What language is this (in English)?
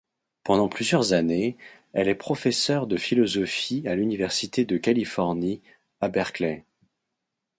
French